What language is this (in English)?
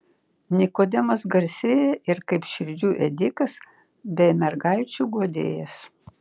Lithuanian